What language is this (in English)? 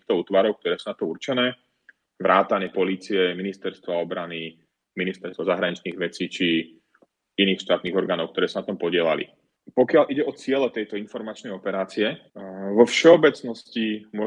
Slovak